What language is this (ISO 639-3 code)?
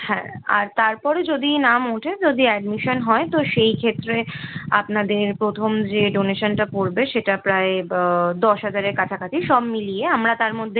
ben